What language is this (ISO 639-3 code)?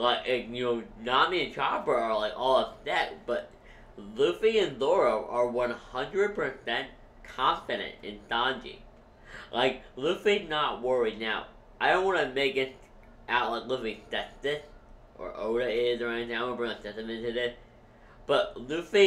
eng